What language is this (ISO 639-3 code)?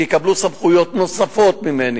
heb